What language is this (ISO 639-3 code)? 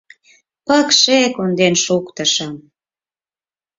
chm